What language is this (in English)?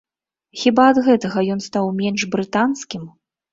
Belarusian